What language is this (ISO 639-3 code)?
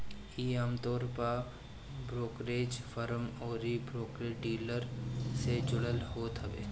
bho